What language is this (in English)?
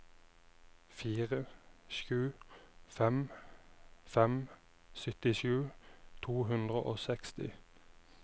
Norwegian